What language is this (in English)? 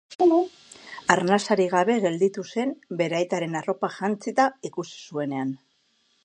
Basque